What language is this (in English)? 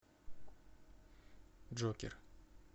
Russian